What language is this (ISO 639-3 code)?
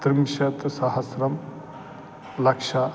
san